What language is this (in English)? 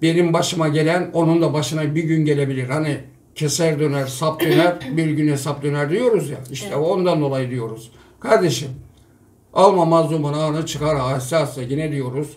Turkish